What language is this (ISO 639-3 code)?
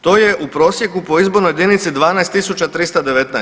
hrv